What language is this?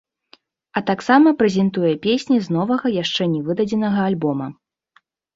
Belarusian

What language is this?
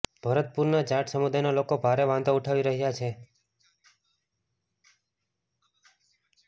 Gujarati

